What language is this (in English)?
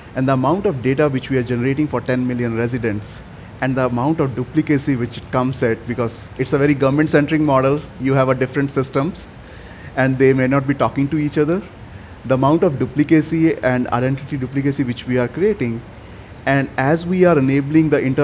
English